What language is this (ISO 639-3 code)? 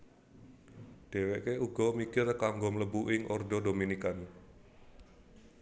jav